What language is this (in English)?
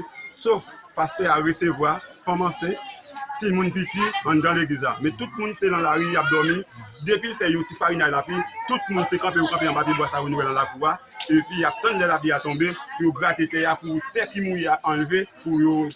French